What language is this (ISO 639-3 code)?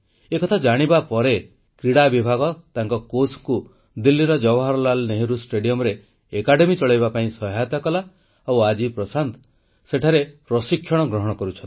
ori